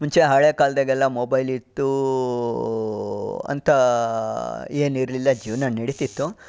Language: Kannada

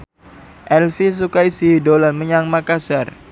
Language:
Javanese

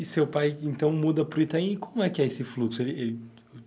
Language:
Portuguese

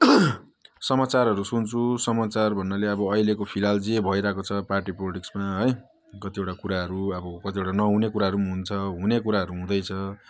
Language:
Nepali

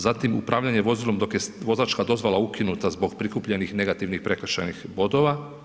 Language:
Croatian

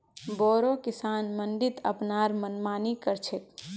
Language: Magahi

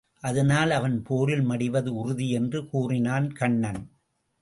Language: Tamil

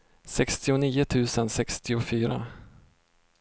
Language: Swedish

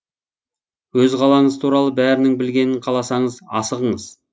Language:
Kazakh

